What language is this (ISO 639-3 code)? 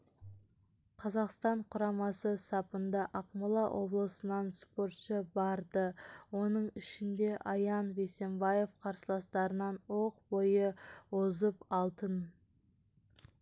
kaz